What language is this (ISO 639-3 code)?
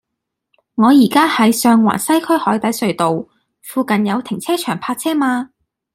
yue